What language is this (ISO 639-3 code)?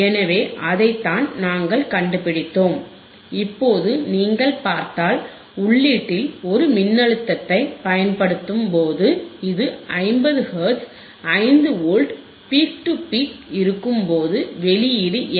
tam